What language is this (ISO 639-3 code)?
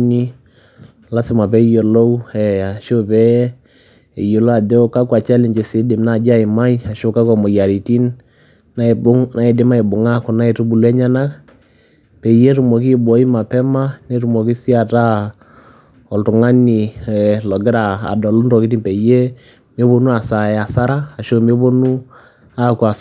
mas